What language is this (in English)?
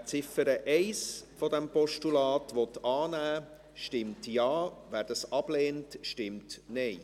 Swiss German